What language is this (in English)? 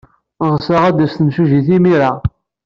Kabyle